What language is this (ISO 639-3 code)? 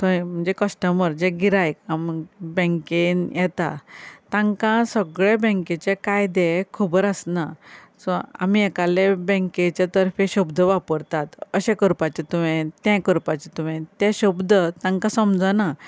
kok